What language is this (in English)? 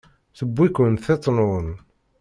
Kabyle